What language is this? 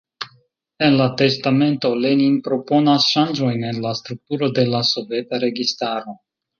Esperanto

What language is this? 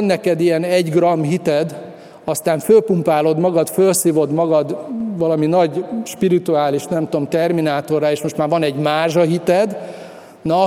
Hungarian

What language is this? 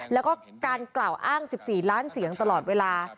Thai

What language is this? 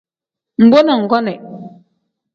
Tem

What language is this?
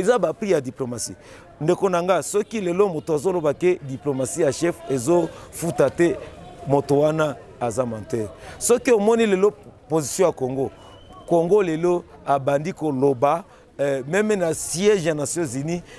French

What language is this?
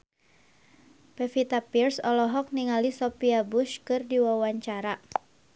Sundanese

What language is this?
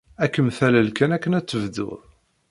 Kabyle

